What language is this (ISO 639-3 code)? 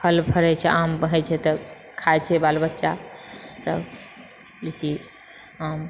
mai